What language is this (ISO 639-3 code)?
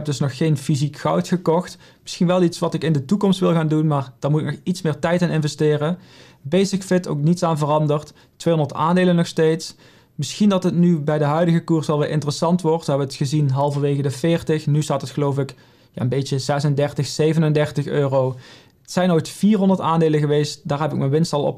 nld